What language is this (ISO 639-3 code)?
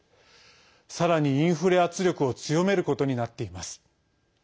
jpn